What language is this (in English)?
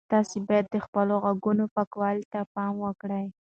Pashto